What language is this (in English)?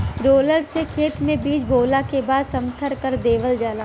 Bhojpuri